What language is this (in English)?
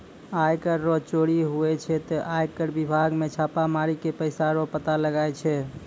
Maithili